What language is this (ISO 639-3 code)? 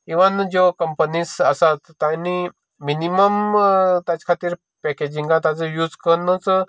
kok